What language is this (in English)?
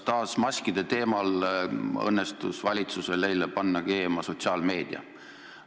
Estonian